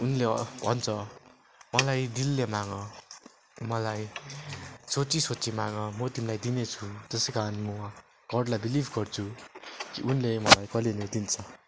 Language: Nepali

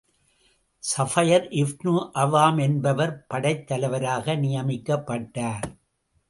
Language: Tamil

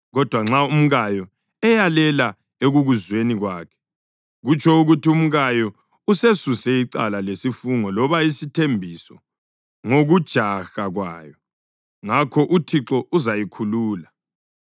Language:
North Ndebele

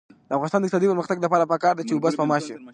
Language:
Pashto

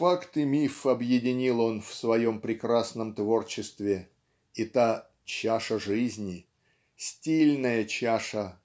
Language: Russian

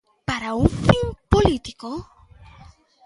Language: Galician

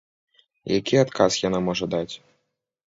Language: Belarusian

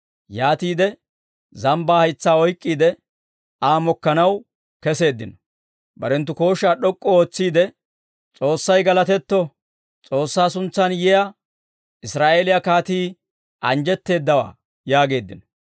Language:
Dawro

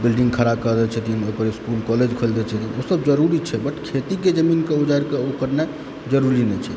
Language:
Maithili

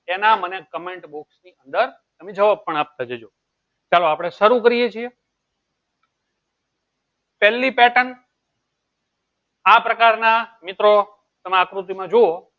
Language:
Gujarati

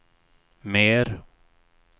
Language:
Swedish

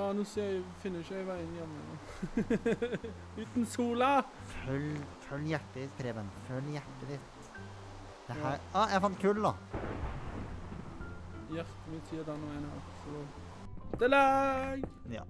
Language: Norwegian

